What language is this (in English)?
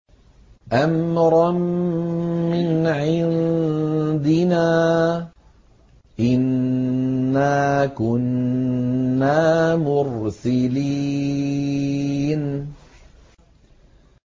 Arabic